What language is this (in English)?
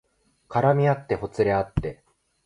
Japanese